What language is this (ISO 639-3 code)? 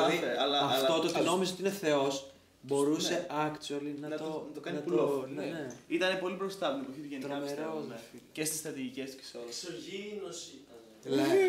ell